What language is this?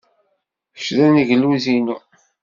Kabyle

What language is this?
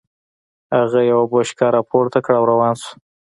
Pashto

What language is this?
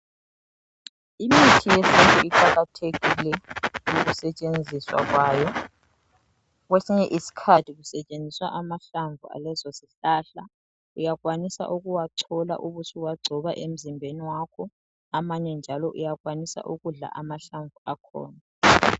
North Ndebele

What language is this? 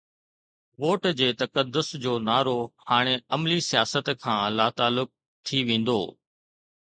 Sindhi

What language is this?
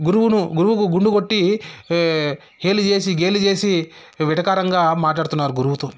Telugu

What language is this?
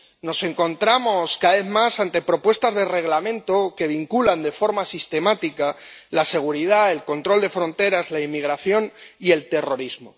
Spanish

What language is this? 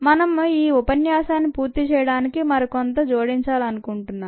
Telugu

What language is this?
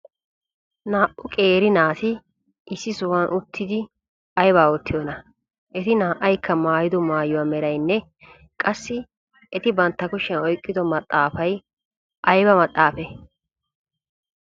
Wolaytta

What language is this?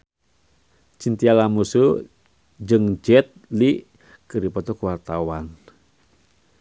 Sundanese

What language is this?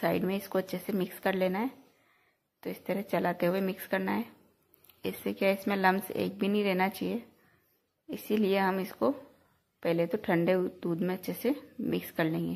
Hindi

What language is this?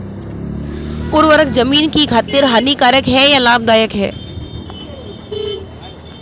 Hindi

